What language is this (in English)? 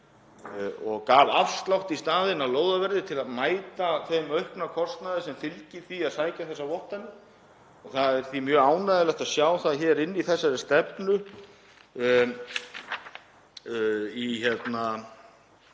Icelandic